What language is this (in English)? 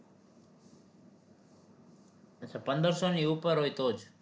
Gujarati